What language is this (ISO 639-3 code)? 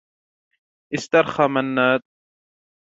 ara